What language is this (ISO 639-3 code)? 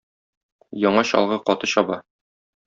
tat